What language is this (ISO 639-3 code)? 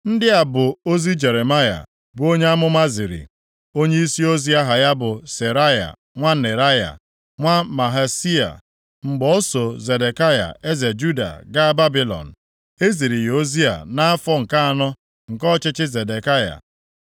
ibo